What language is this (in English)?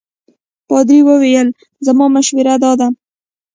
Pashto